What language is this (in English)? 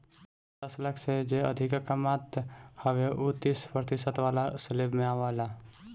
Bhojpuri